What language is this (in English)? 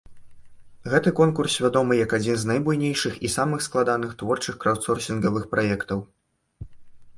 Belarusian